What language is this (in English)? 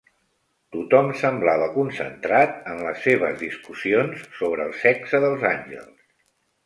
Catalan